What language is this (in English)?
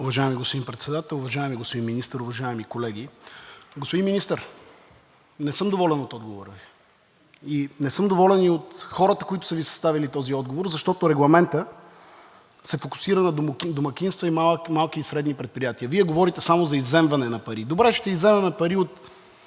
Bulgarian